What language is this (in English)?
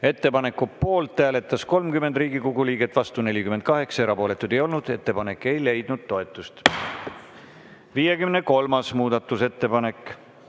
Estonian